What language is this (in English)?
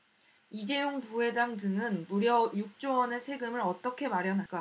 Korean